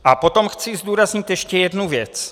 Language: Czech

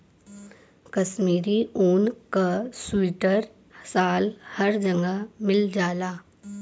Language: Bhojpuri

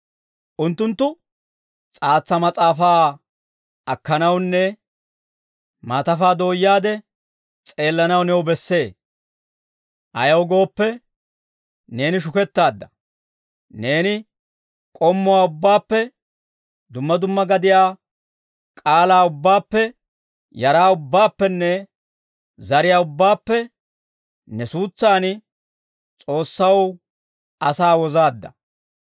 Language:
Dawro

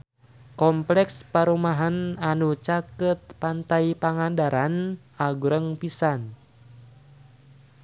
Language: Sundanese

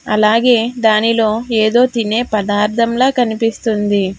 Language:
Telugu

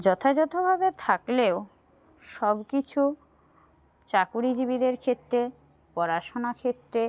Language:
Bangla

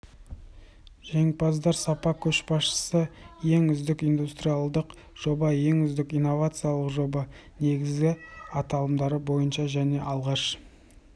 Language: Kazakh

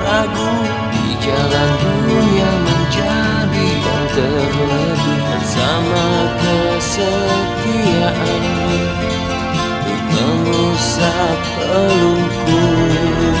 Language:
Indonesian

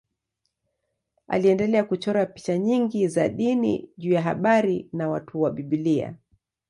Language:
Swahili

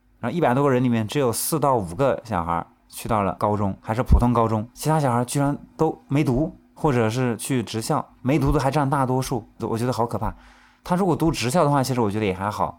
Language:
Chinese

